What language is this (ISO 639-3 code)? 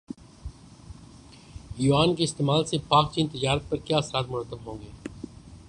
urd